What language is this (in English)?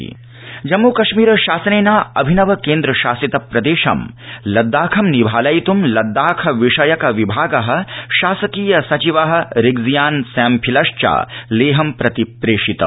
Sanskrit